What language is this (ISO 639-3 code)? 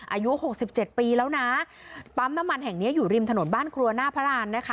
tha